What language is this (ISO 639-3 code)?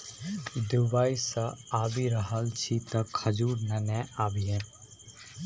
mai